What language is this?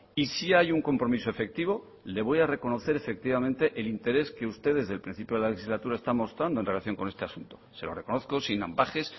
Spanish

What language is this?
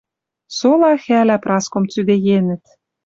Western Mari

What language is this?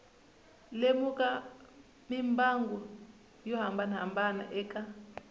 Tsonga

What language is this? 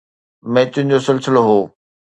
Sindhi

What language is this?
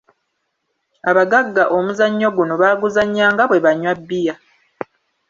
Ganda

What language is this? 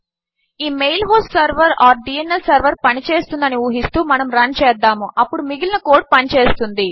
Telugu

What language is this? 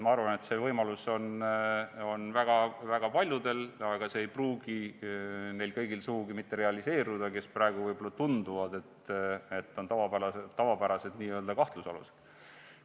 Estonian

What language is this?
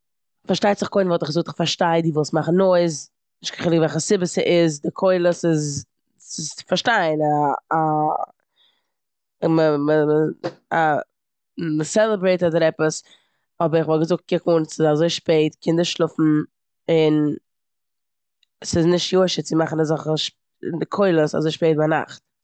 Yiddish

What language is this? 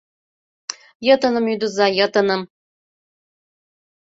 Mari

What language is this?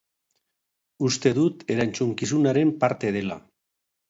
Basque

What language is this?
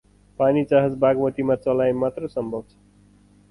Nepali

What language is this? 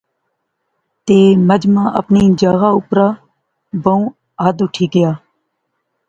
Pahari-Potwari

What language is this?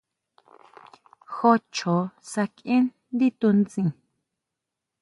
Huautla Mazatec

